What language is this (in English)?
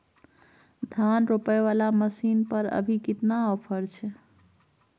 Maithili